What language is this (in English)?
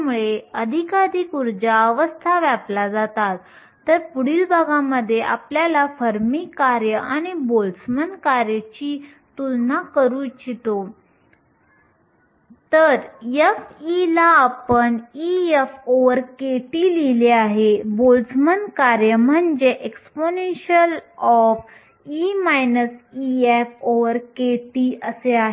Marathi